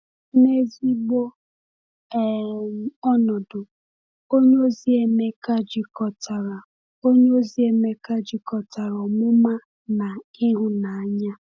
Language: Igbo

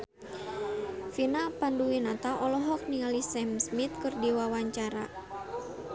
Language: Sundanese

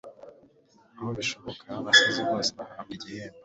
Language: Kinyarwanda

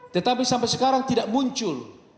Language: Indonesian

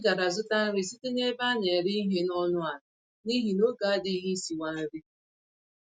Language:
Igbo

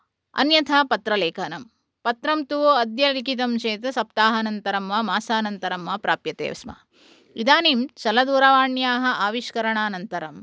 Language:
Sanskrit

